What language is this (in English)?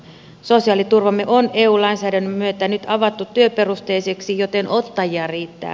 Finnish